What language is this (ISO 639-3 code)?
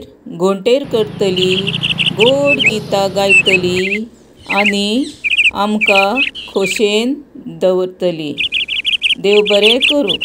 hin